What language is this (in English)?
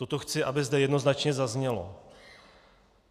Czech